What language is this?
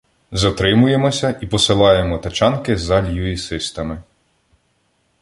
Ukrainian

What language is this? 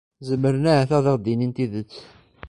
Kabyle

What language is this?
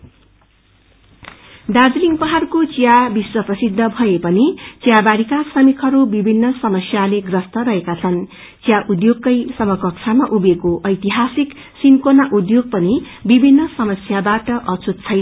Nepali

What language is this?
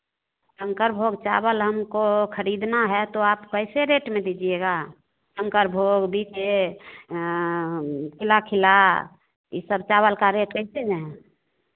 Hindi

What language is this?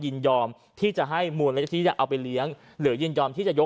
Thai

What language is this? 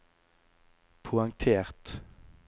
Norwegian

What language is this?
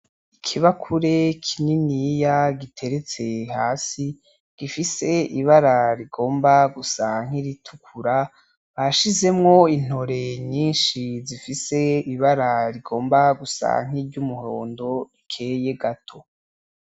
Rundi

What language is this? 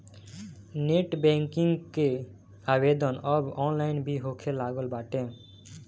Bhojpuri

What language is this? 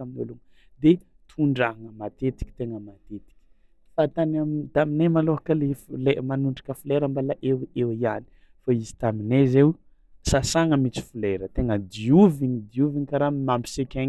Tsimihety Malagasy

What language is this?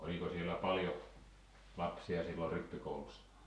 Finnish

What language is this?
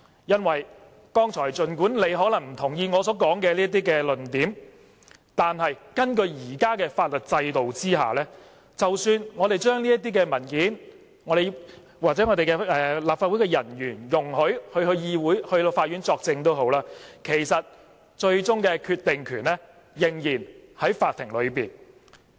Cantonese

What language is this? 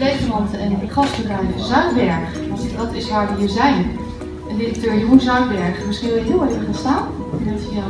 Dutch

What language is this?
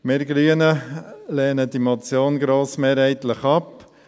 Swiss German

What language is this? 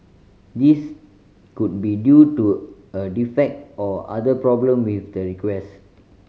English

